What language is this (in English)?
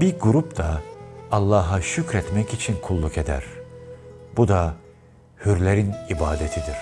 Turkish